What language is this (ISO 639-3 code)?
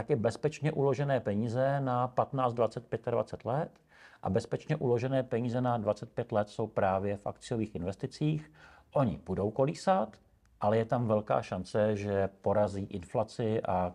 ces